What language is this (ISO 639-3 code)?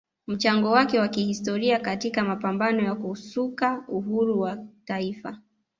swa